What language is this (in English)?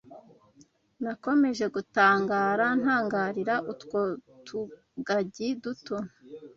Kinyarwanda